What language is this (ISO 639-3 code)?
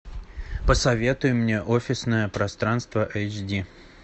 rus